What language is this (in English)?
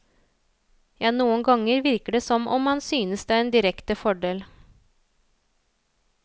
Norwegian